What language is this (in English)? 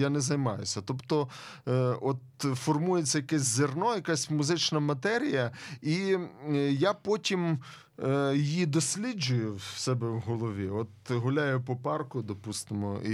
Ukrainian